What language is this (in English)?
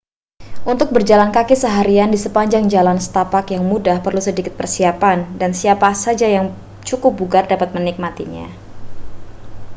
Indonesian